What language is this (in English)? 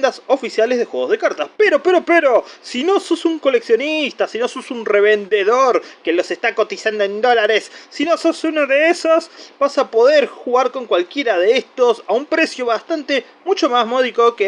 Spanish